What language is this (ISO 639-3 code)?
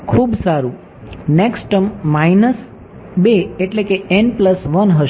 guj